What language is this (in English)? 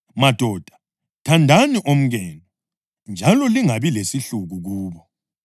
North Ndebele